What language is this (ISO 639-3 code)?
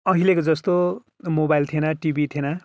nep